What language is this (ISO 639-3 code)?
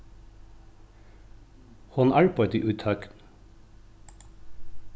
fao